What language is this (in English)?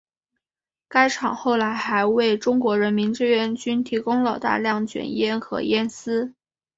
Chinese